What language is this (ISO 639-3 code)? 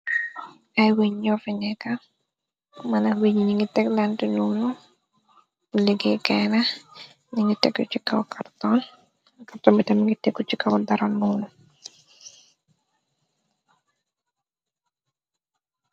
wol